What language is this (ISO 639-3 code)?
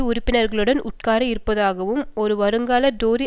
tam